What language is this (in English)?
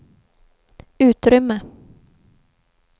Swedish